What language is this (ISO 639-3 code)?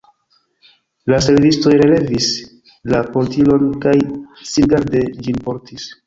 epo